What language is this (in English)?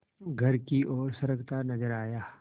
Hindi